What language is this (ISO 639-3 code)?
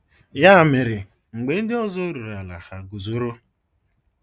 ibo